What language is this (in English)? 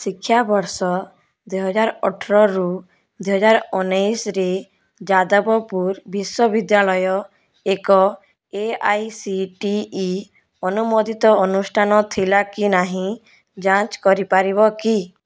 Odia